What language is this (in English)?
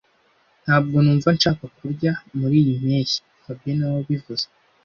Kinyarwanda